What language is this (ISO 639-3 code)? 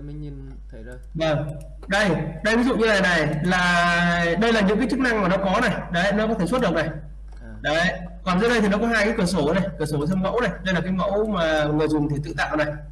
vie